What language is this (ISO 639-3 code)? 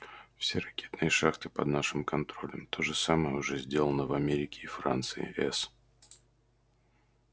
rus